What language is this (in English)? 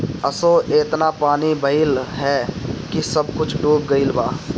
Bhojpuri